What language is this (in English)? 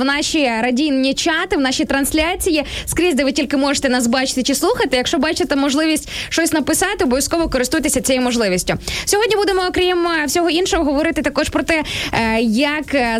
Ukrainian